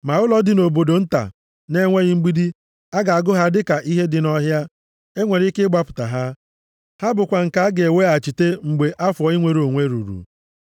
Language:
Igbo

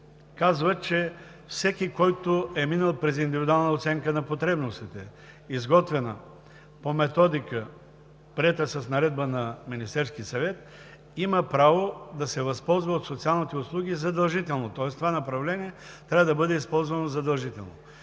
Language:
Bulgarian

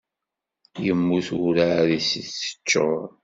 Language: Kabyle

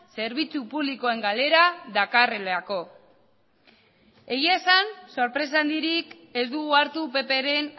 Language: Basque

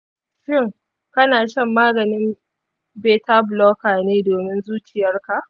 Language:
Hausa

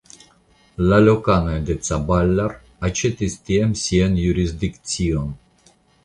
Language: Esperanto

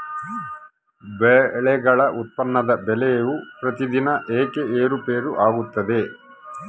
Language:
Kannada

